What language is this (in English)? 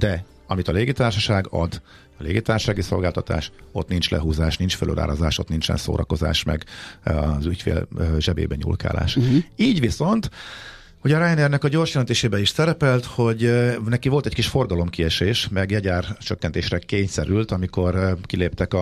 Hungarian